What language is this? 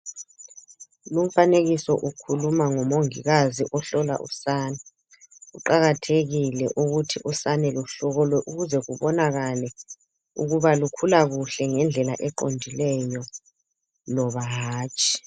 North Ndebele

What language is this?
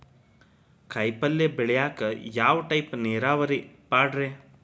Kannada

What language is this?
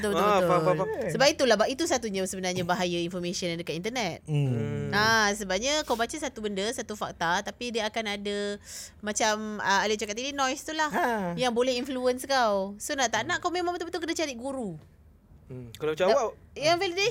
Malay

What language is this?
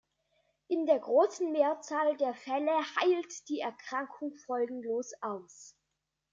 German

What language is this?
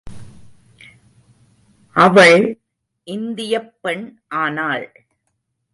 Tamil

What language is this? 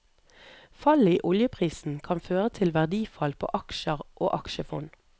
Norwegian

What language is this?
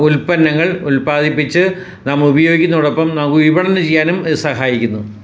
Malayalam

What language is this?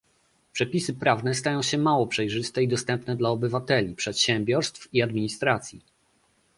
Polish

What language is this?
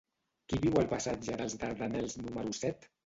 Catalan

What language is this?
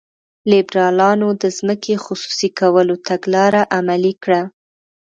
Pashto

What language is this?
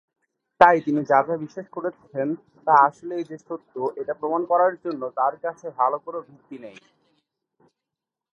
Bangla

